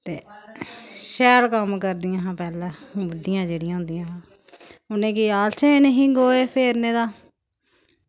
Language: Dogri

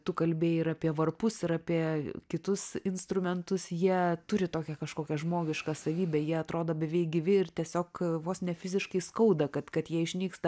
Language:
Lithuanian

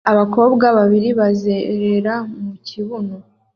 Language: Kinyarwanda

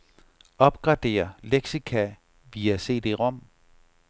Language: Danish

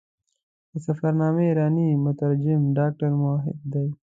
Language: Pashto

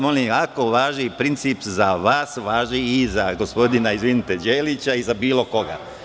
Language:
Serbian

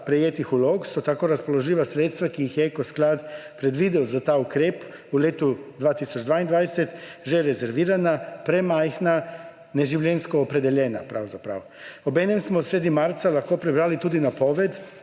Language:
Slovenian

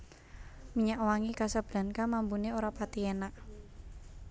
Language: Javanese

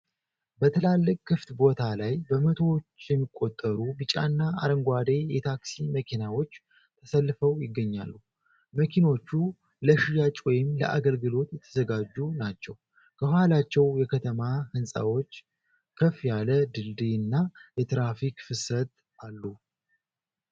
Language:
Amharic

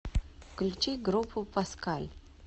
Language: Russian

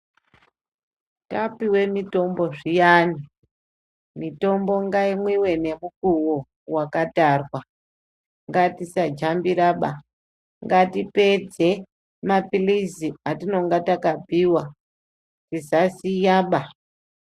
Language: Ndau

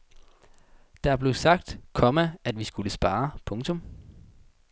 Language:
Danish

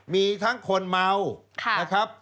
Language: Thai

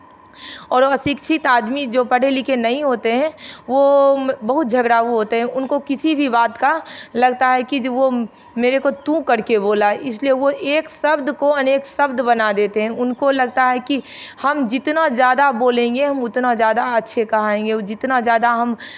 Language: Hindi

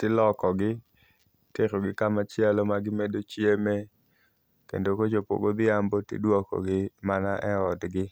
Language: Luo (Kenya and Tanzania)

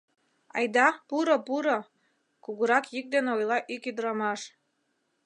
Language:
Mari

